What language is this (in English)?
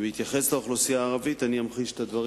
Hebrew